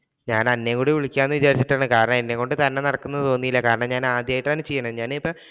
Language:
Malayalam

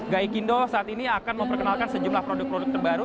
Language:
Indonesian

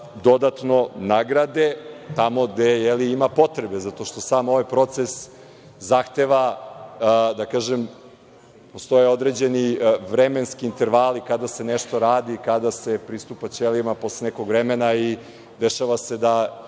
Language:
Serbian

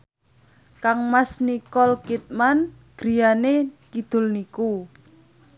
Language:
Javanese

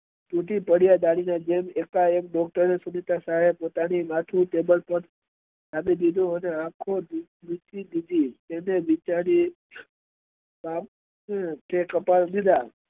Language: Gujarati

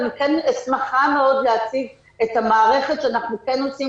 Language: Hebrew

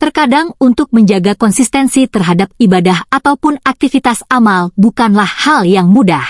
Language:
Indonesian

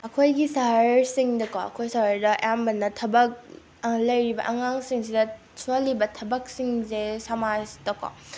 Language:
Manipuri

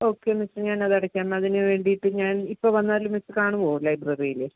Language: Malayalam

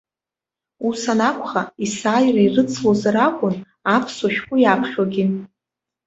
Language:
Abkhazian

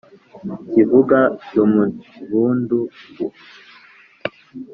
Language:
Kinyarwanda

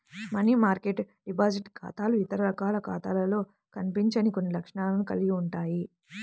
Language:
Telugu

